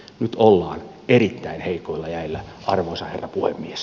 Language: Finnish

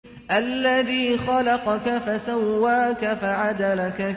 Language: Arabic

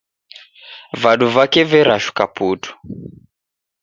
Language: Taita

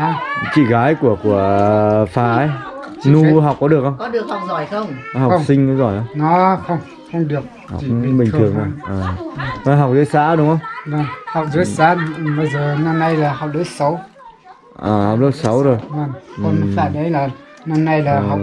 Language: Vietnamese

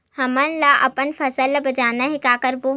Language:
Chhattisgarhi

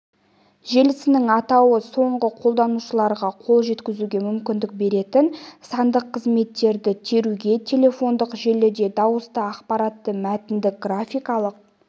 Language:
Kazakh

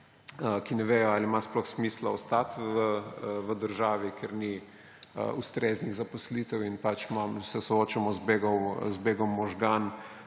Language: Slovenian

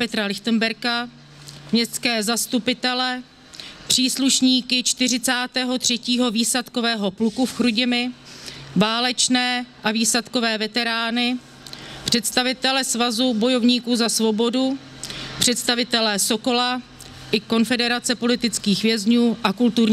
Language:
Czech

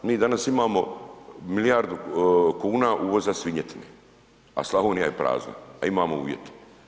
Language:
Croatian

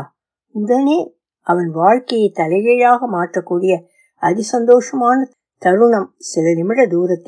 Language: Tamil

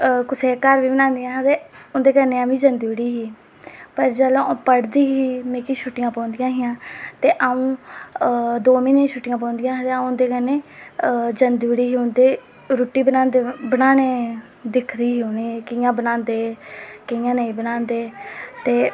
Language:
Dogri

